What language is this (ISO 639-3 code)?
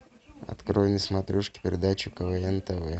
rus